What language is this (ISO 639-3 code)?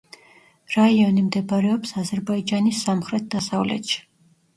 kat